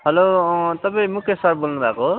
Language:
Nepali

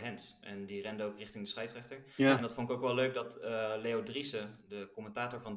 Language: Dutch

